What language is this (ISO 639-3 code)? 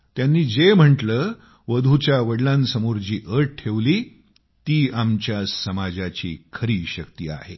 mar